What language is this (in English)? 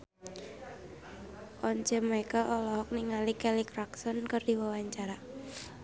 Sundanese